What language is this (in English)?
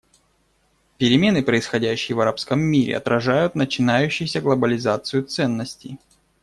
Russian